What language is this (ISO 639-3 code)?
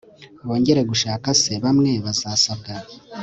kin